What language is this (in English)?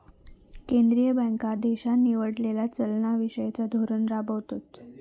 Marathi